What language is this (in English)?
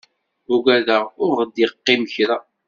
Kabyle